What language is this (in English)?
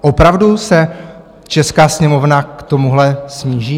Czech